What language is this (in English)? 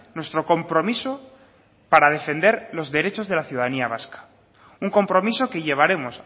Spanish